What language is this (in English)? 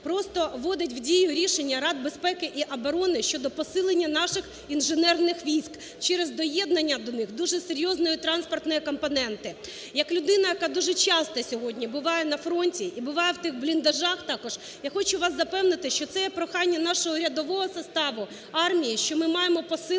Ukrainian